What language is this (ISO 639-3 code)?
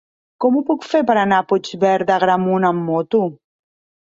cat